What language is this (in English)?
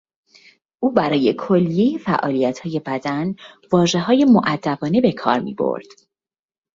Persian